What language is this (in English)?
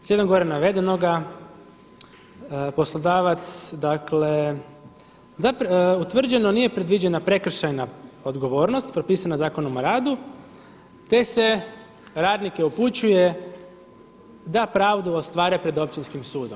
Croatian